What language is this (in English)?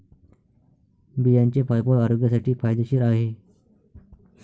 Marathi